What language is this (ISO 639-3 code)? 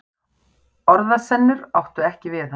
isl